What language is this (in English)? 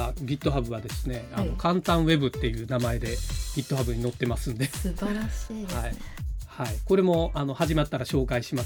Japanese